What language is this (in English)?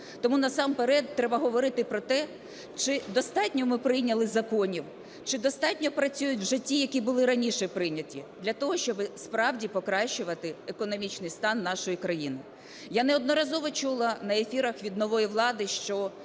Ukrainian